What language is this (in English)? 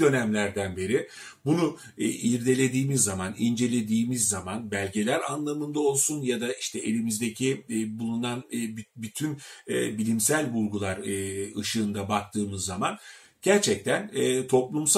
Turkish